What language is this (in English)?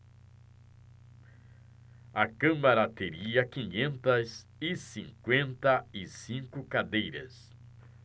Portuguese